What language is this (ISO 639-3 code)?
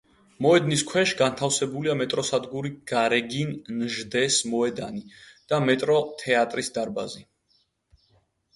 kat